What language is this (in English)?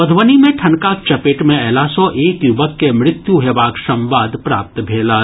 Maithili